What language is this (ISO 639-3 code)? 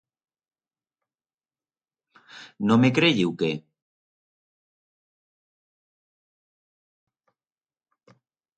arg